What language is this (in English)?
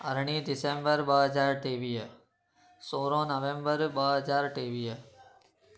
Sindhi